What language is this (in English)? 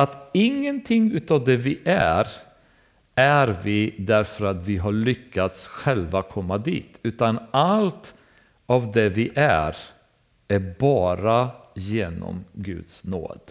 Swedish